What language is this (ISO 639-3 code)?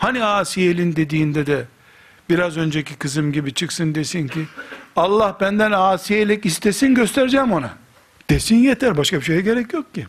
tur